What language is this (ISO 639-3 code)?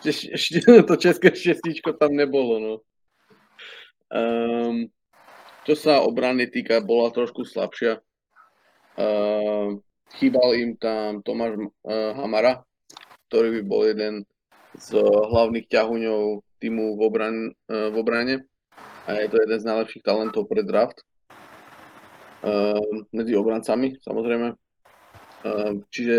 slk